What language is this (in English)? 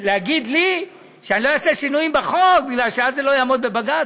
Hebrew